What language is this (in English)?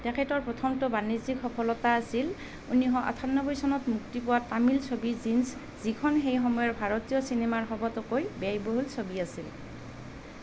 Assamese